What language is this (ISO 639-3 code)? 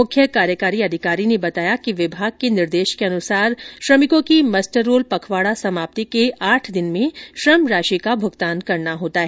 hin